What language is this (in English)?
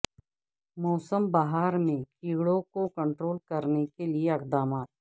Urdu